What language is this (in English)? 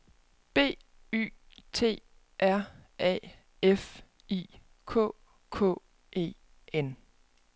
Danish